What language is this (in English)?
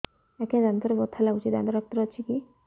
Odia